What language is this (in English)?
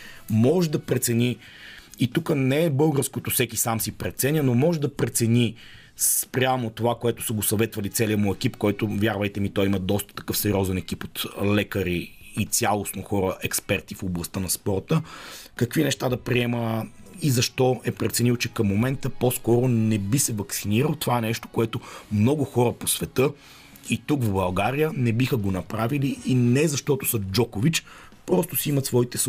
Bulgarian